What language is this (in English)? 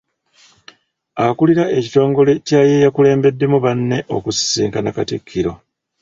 Ganda